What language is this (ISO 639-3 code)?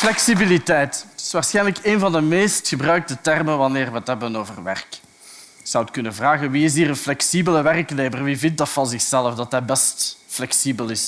nld